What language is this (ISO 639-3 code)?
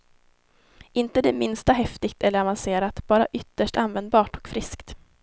swe